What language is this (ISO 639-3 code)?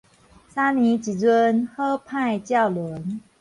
nan